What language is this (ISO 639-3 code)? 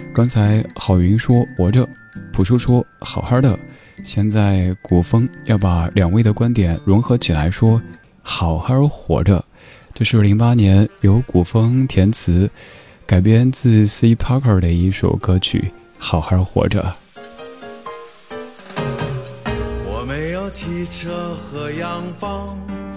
zho